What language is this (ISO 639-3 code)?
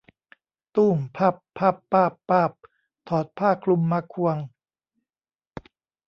tha